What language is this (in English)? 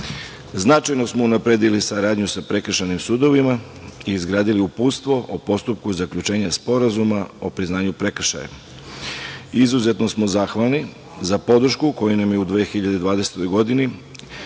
Serbian